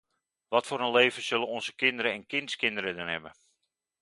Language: Dutch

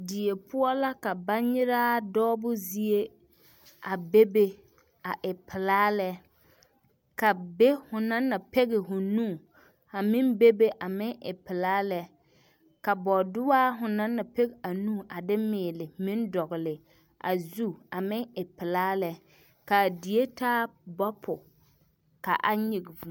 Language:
Southern Dagaare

